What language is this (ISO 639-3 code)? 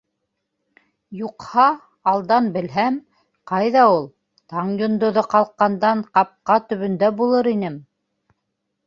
bak